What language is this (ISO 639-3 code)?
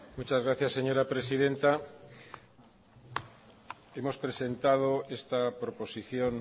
spa